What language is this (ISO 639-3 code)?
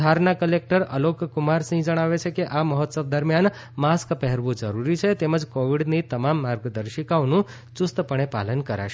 guj